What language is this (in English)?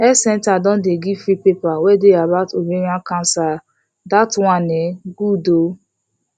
Nigerian Pidgin